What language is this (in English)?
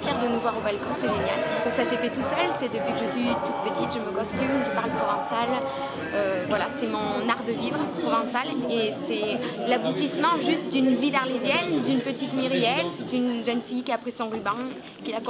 French